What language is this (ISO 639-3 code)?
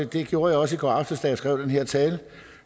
dan